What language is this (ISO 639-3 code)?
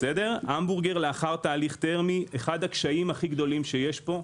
heb